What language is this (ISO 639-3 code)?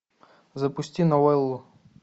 rus